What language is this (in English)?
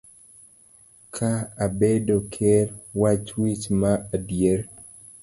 Luo (Kenya and Tanzania)